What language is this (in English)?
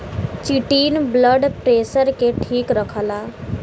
Bhojpuri